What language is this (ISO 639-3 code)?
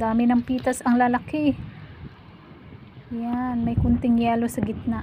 fil